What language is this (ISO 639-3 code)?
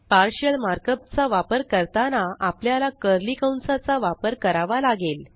mar